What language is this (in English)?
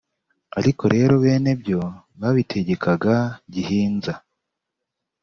Kinyarwanda